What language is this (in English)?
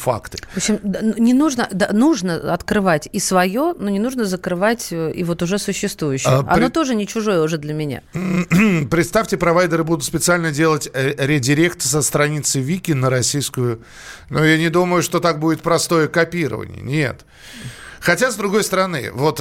Russian